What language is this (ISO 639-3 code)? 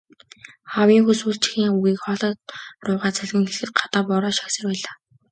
mon